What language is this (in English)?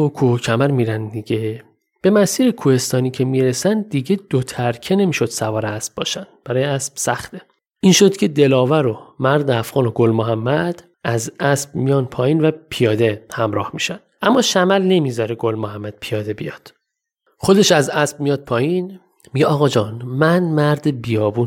Persian